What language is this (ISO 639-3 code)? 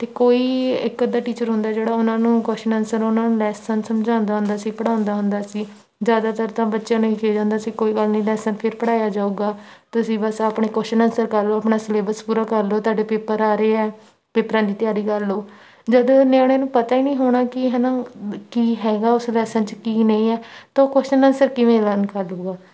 pan